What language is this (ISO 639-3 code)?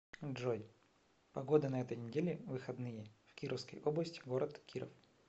rus